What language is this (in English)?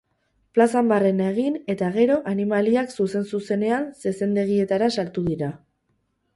Basque